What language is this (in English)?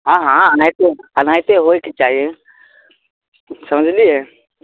Maithili